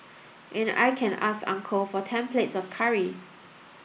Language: English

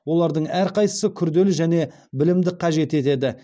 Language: Kazakh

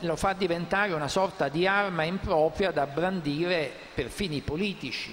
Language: Italian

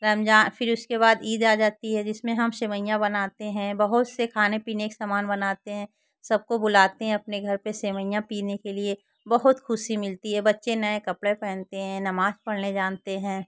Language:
Hindi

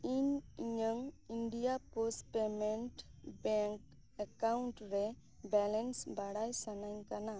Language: Santali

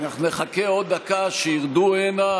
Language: Hebrew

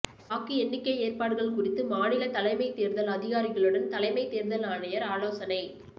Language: Tamil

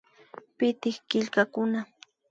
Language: Imbabura Highland Quichua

